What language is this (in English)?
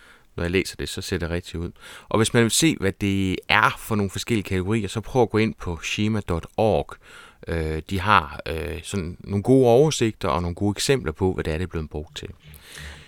Danish